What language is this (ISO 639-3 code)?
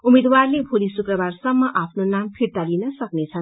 nep